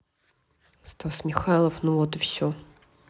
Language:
Russian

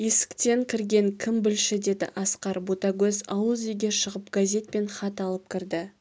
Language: Kazakh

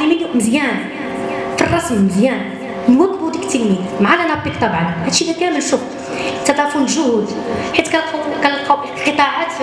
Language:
Arabic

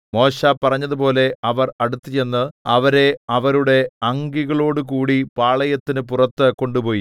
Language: Malayalam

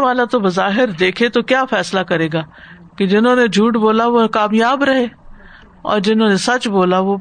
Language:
Urdu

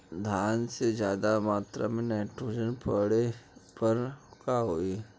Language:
Bhojpuri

